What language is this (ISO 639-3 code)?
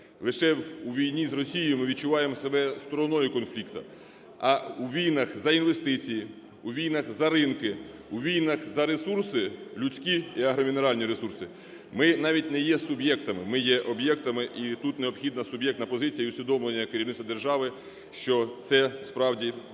ukr